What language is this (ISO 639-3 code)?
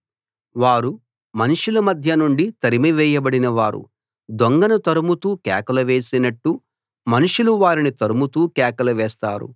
tel